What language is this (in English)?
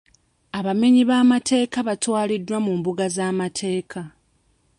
Ganda